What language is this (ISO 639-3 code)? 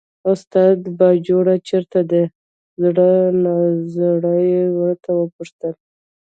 pus